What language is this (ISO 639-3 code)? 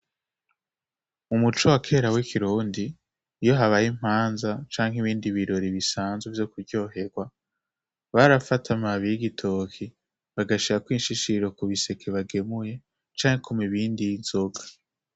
run